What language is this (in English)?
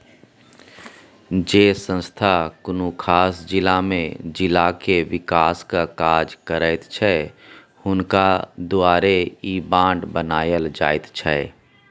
Maithili